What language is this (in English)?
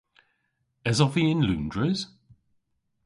Cornish